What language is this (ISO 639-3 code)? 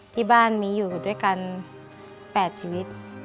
tha